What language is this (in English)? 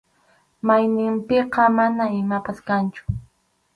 Arequipa-La Unión Quechua